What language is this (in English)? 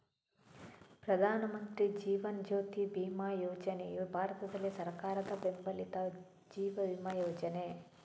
Kannada